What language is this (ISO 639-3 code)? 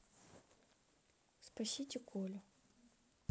rus